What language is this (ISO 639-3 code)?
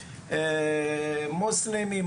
heb